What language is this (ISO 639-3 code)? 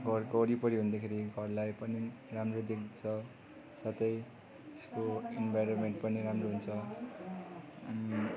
nep